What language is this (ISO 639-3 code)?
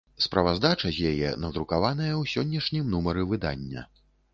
bel